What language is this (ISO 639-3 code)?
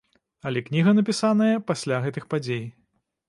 bel